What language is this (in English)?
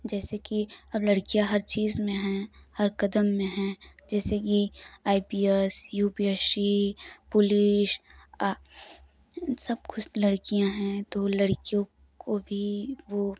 Hindi